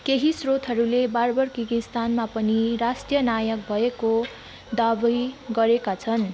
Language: Nepali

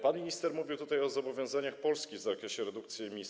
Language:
Polish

